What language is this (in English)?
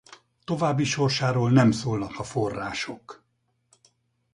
Hungarian